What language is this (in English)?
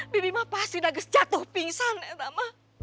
Indonesian